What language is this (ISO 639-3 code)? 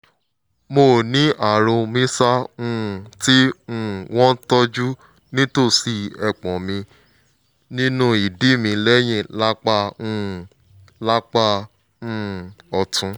yor